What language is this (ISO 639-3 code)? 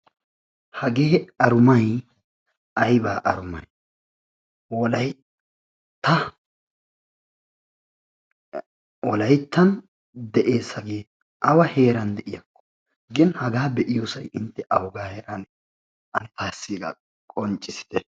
wal